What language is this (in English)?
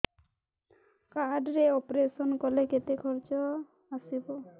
Odia